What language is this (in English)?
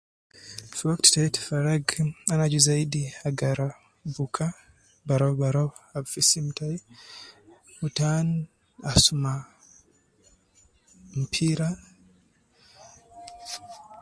Nubi